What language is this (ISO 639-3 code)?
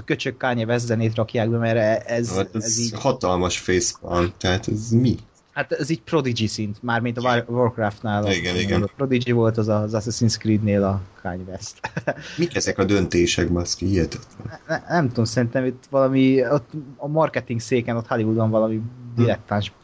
hun